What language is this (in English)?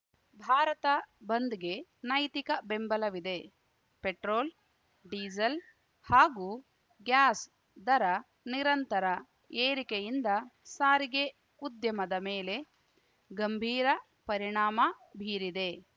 Kannada